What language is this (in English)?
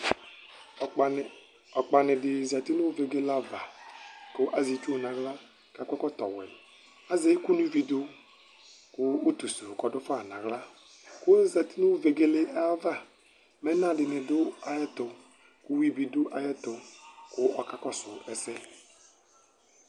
Ikposo